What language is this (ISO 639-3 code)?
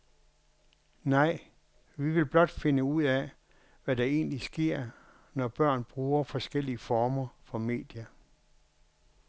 dan